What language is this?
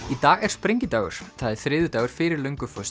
Icelandic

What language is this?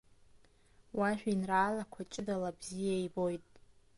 Abkhazian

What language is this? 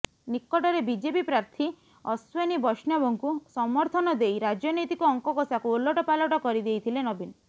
Odia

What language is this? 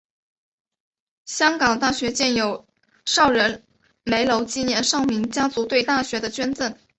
Chinese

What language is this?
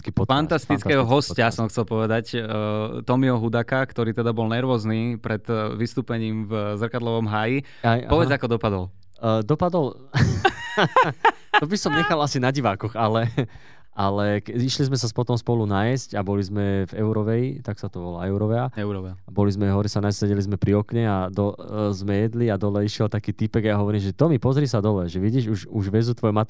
Slovak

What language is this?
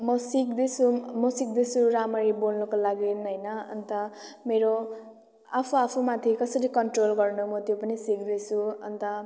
Nepali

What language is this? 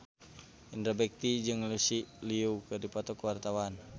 Sundanese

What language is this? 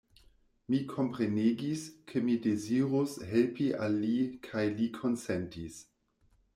Esperanto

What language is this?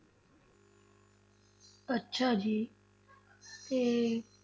Punjabi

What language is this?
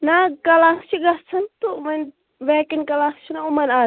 Kashmiri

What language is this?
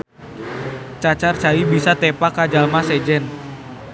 Sundanese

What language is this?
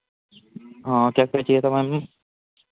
Hindi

